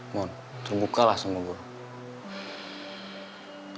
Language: Indonesian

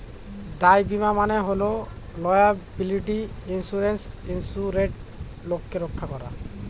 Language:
Bangla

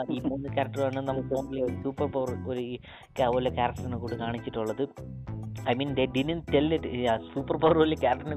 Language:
Malayalam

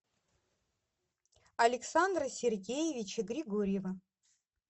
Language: Russian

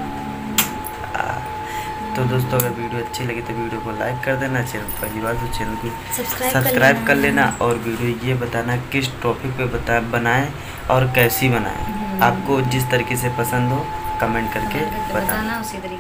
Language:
Hindi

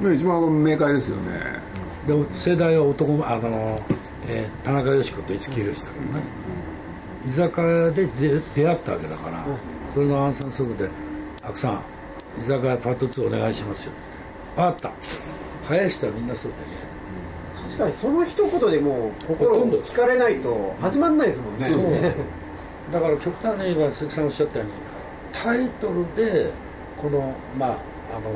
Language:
Japanese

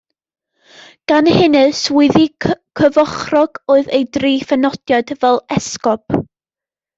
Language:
Welsh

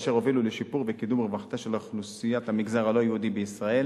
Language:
Hebrew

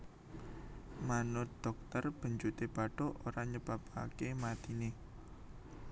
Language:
Javanese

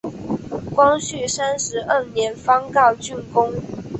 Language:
Chinese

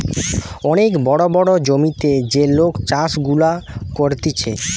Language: Bangla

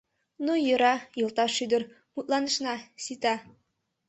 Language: Mari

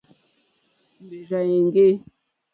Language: Mokpwe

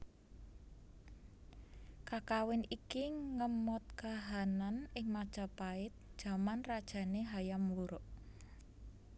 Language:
Javanese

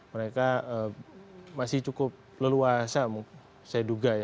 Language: Indonesian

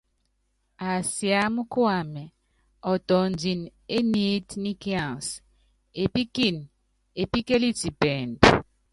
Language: Yangben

